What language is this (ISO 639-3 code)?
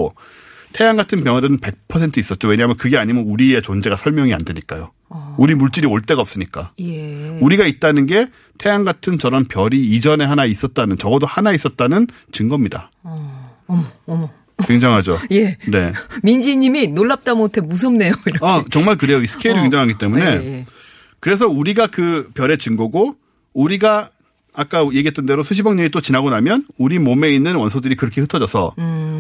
kor